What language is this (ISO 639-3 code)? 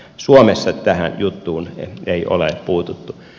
fin